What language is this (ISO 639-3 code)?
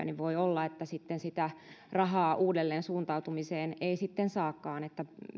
fin